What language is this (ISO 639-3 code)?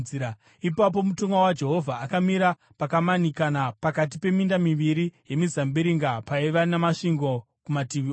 sna